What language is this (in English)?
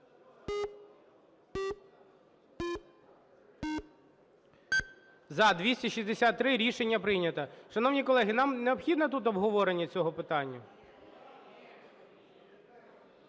Ukrainian